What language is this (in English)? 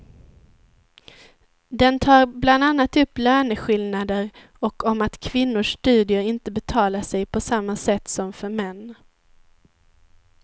Swedish